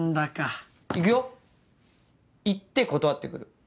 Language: Japanese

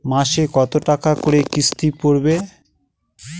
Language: Bangla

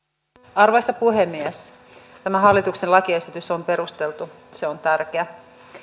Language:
Finnish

